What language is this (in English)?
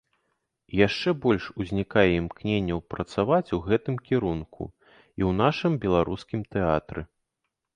Belarusian